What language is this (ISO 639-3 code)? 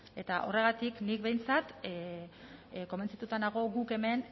eus